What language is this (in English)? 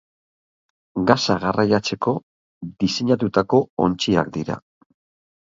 Basque